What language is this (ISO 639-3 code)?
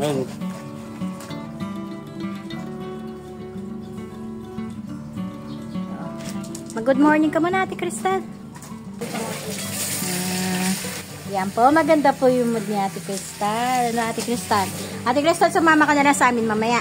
fil